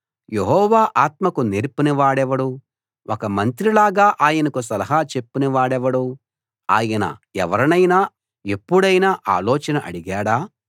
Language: Telugu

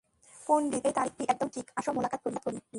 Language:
Bangla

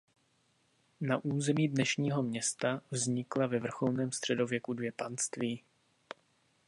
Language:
Czech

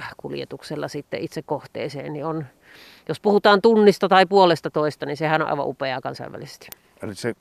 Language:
Finnish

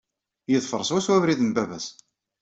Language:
Kabyle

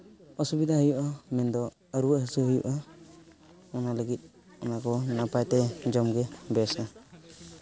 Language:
Santali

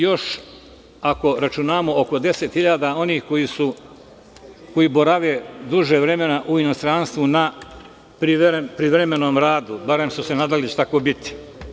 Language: Serbian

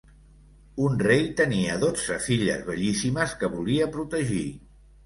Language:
Catalan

